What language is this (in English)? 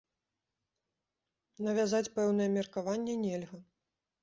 Belarusian